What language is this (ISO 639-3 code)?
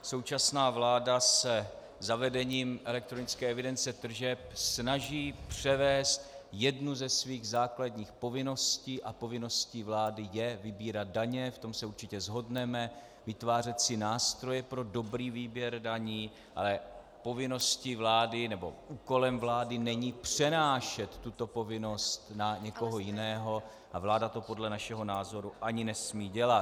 ces